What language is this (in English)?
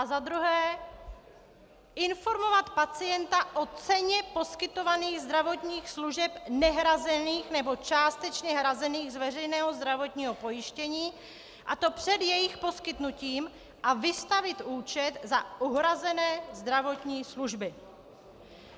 Czech